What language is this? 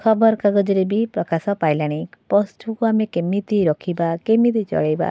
Odia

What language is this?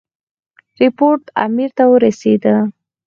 Pashto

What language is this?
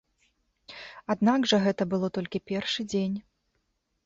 Belarusian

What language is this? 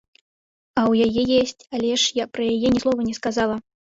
Belarusian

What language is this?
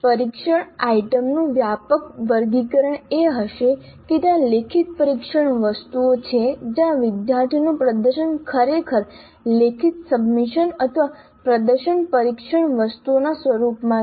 Gujarati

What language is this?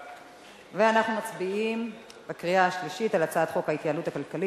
Hebrew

